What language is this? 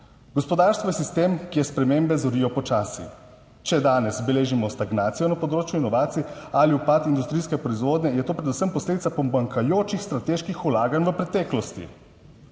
Slovenian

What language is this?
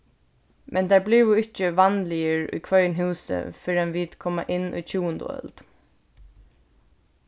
Faroese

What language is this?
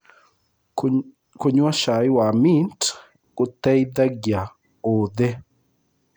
Kikuyu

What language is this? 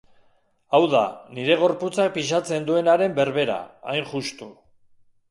Basque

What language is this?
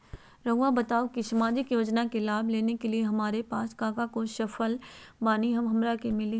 Magahi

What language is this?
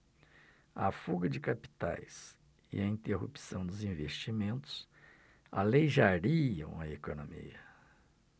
Portuguese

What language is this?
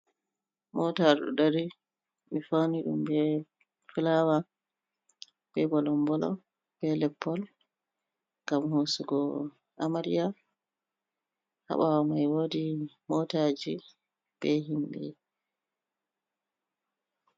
Fula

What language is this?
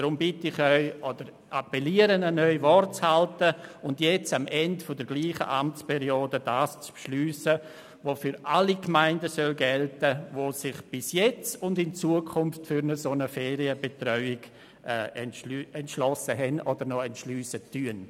Swiss German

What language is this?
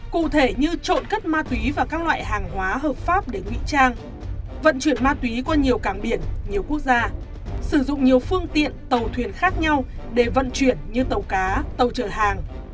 Vietnamese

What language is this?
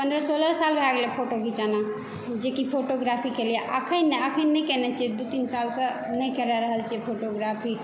Maithili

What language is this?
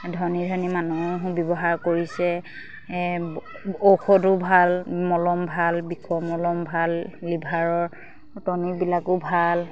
Assamese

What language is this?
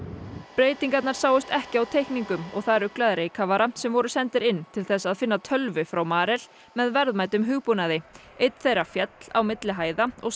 Icelandic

